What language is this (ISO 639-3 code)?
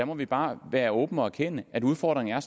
dan